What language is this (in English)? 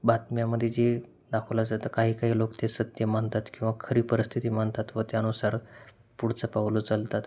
Marathi